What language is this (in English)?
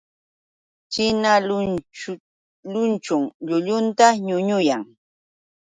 Yauyos Quechua